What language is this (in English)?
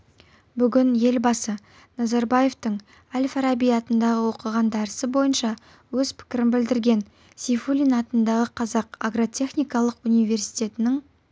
Kazakh